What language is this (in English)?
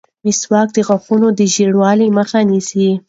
Pashto